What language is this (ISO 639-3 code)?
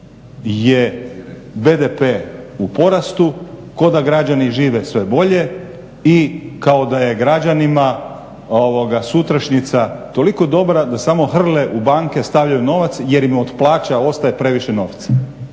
hrv